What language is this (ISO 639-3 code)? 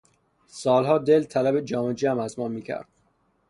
fas